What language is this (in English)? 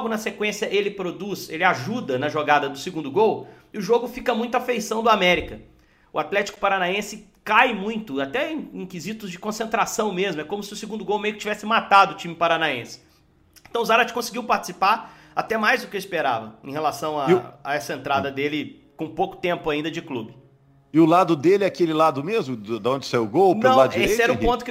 Portuguese